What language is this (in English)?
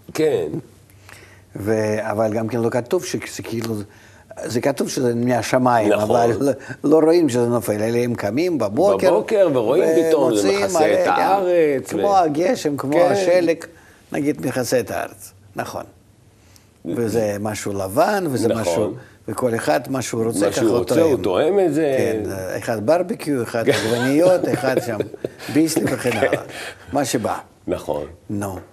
Hebrew